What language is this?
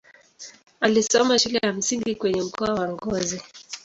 Swahili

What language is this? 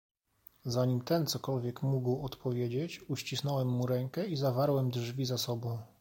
Polish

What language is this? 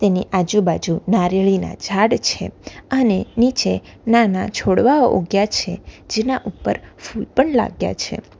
Gujarati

